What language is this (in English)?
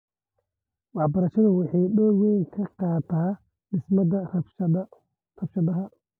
Somali